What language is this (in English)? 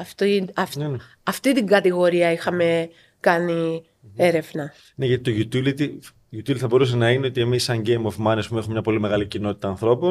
Greek